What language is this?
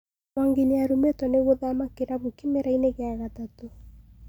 Kikuyu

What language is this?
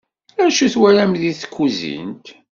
Kabyle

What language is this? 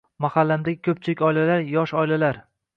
Uzbek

